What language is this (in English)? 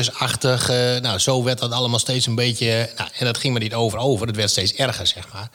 Dutch